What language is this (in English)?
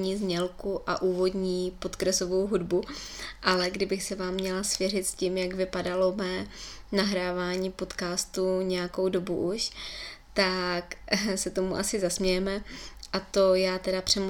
Czech